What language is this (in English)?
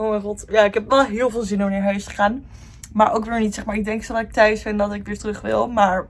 Dutch